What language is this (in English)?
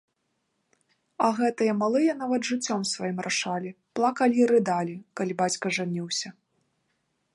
Belarusian